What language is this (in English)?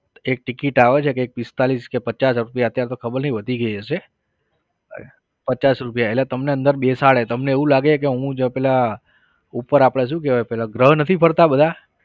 Gujarati